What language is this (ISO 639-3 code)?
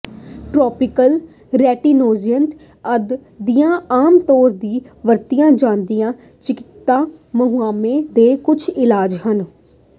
pan